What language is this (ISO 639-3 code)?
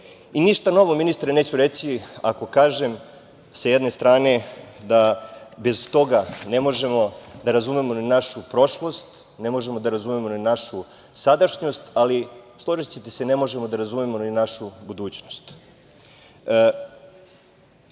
srp